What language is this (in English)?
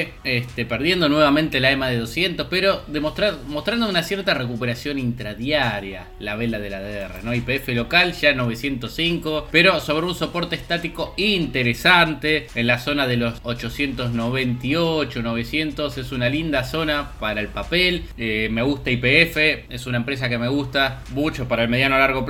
Spanish